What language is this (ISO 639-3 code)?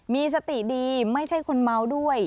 tha